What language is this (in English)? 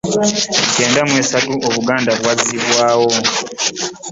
Ganda